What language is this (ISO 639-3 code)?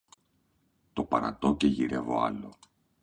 ell